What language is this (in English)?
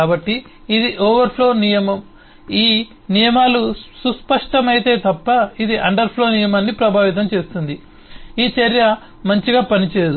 Telugu